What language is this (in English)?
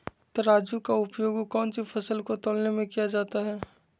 Magahi